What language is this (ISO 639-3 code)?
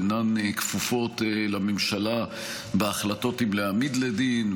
heb